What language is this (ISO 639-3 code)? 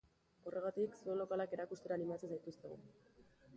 eus